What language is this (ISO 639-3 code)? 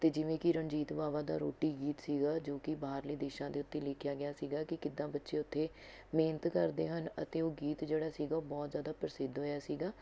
pan